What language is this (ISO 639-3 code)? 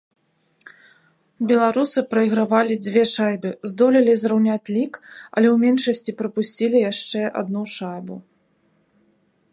bel